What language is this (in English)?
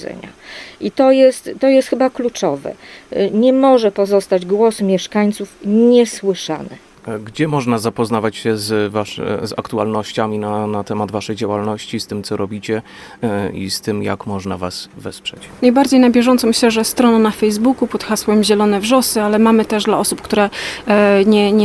Polish